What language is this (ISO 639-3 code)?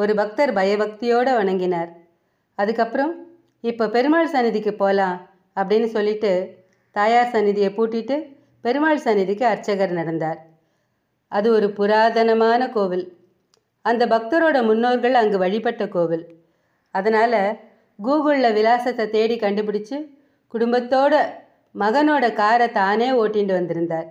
tam